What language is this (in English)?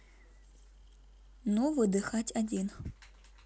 Russian